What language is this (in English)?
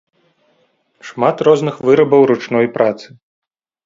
Belarusian